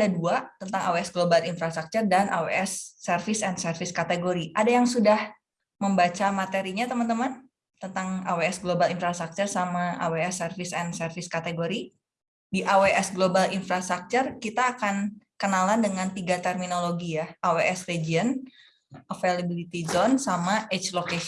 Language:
Indonesian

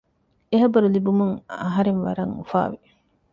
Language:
Divehi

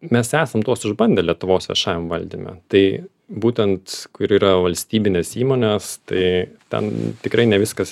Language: Lithuanian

